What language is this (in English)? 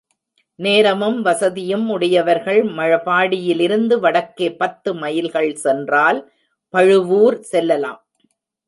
Tamil